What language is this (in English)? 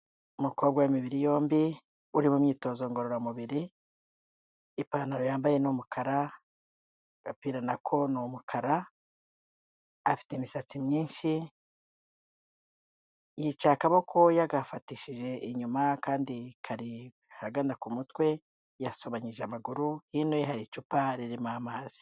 Kinyarwanda